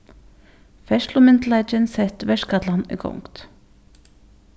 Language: Faroese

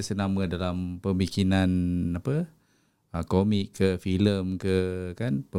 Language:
Malay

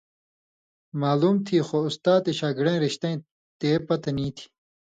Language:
Indus Kohistani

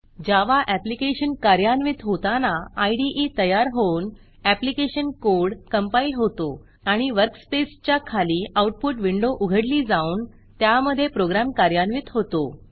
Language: Marathi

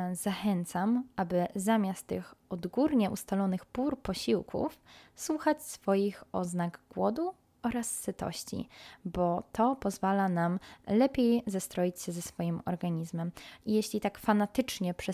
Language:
Polish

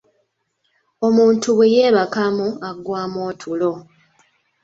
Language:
Ganda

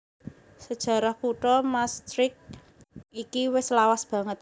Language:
Javanese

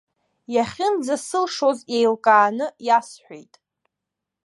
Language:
Abkhazian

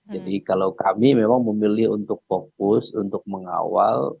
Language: Indonesian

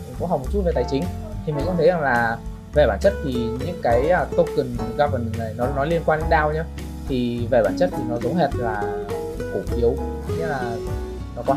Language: Vietnamese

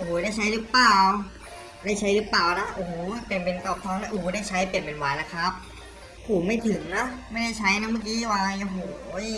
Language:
Thai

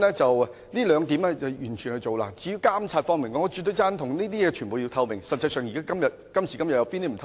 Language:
Cantonese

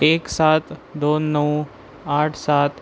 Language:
Marathi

